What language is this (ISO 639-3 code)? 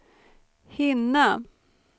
swe